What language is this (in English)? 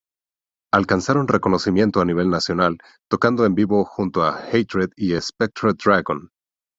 Spanish